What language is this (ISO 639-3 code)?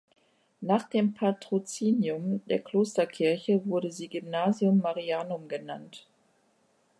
deu